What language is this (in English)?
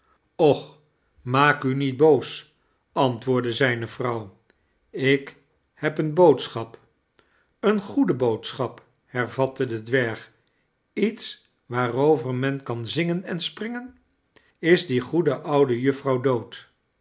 Dutch